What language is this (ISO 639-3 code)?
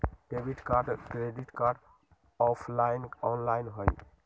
mag